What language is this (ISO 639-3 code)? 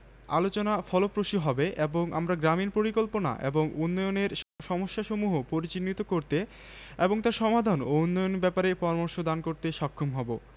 ben